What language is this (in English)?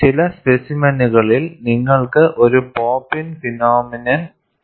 Malayalam